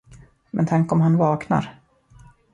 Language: Swedish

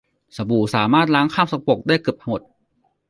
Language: Thai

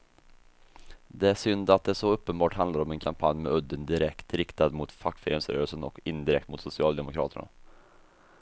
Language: Swedish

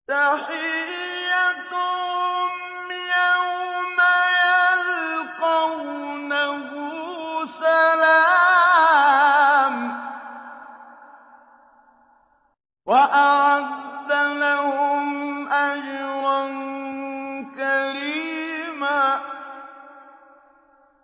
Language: Arabic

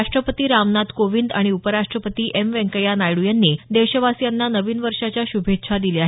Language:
Marathi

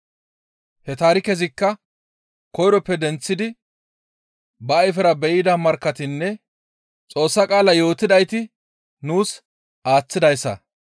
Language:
Gamo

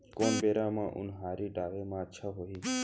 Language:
Chhattisgarhi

